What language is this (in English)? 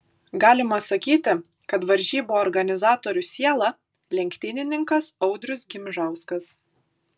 Lithuanian